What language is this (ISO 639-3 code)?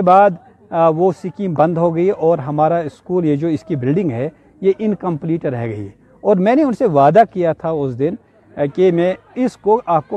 urd